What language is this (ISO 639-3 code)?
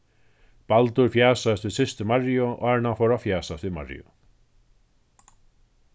fao